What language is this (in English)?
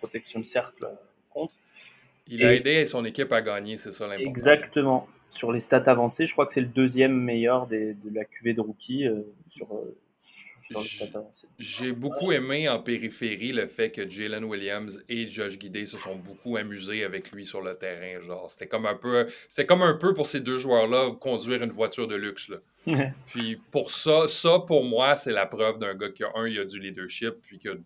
French